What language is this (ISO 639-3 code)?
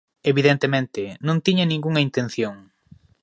glg